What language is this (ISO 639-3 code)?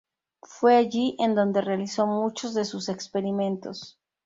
spa